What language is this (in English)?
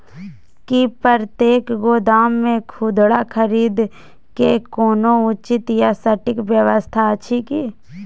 Maithili